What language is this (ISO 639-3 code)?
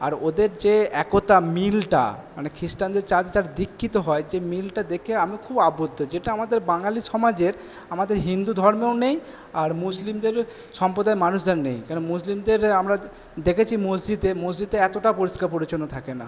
ben